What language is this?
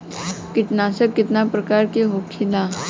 Bhojpuri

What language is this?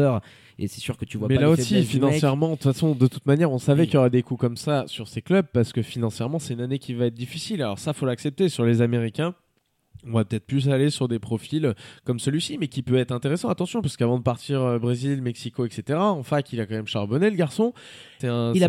French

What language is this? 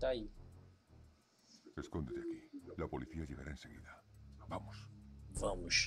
Portuguese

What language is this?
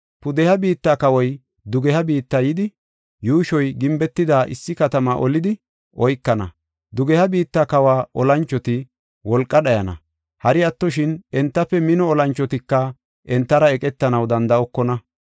Gofa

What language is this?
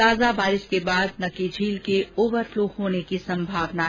Hindi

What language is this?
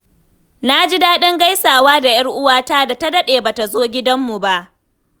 Hausa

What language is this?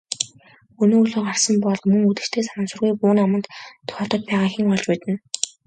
Mongolian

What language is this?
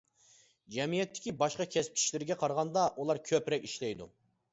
Uyghur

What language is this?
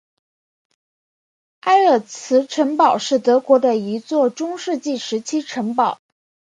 Chinese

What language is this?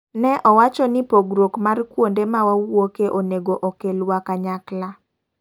Luo (Kenya and Tanzania)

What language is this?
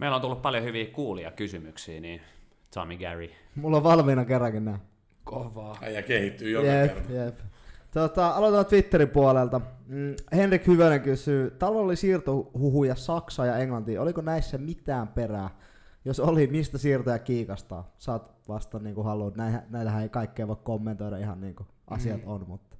Finnish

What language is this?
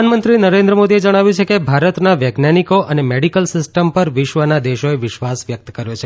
Gujarati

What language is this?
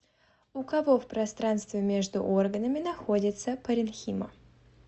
Russian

